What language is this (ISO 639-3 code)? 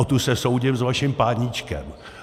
ces